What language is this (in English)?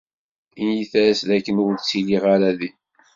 Kabyle